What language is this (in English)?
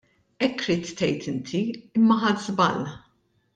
Maltese